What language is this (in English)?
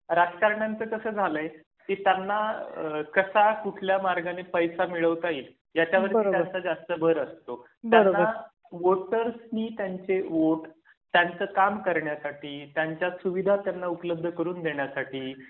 Marathi